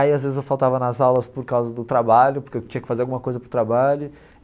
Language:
Portuguese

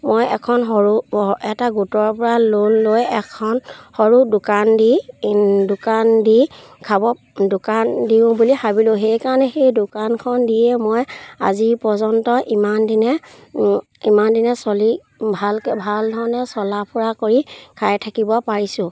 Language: Assamese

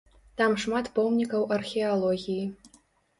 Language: Belarusian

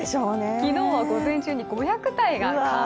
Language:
Japanese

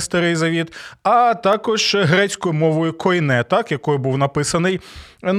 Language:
Ukrainian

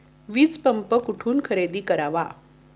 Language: Marathi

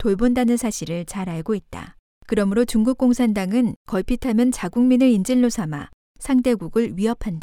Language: Korean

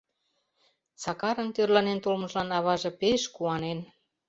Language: Mari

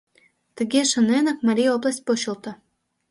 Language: Mari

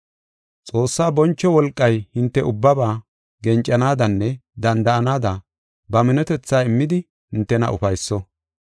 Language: Gofa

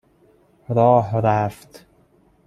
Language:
Persian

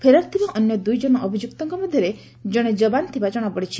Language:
Odia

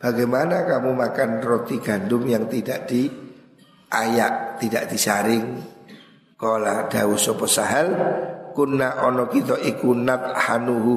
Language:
Indonesian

